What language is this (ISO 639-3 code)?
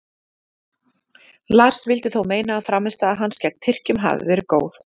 isl